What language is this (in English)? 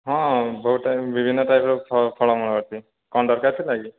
Odia